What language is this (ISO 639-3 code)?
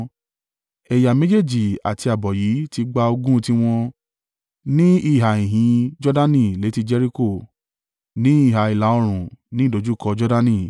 yor